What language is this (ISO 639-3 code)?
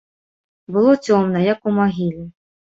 bel